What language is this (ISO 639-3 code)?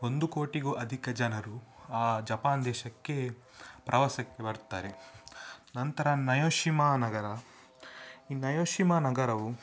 kan